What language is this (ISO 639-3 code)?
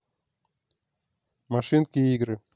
rus